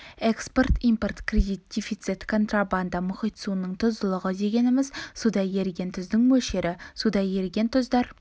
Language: Kazakh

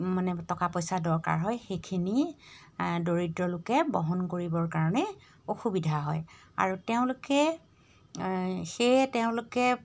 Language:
Assamese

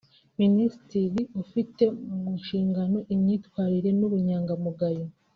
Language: Kinyarwanda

